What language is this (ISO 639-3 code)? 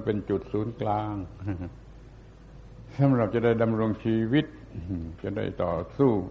tha